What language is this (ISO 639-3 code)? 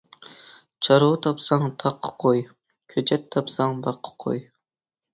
uig